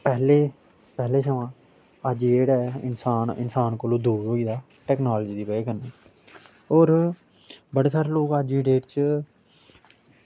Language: Dogri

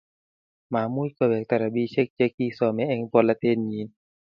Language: Kalenjin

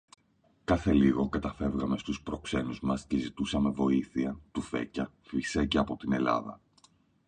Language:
Greek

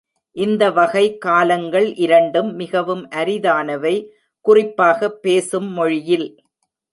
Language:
Tamil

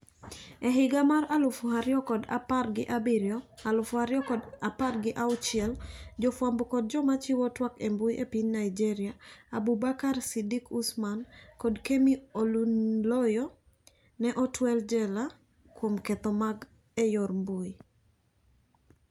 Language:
Luo (Kenya and Tanzania)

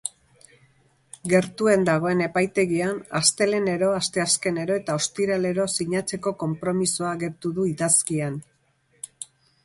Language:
Basque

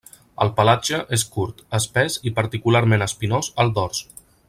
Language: Catalan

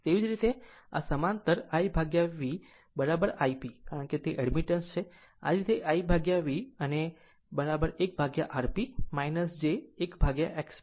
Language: Gujarati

